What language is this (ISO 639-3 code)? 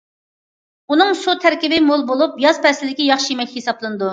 uig